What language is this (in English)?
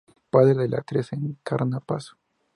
Spanish